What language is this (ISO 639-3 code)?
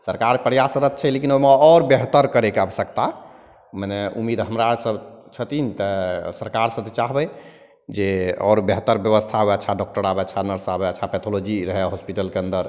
mai